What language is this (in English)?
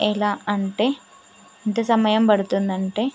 Telugu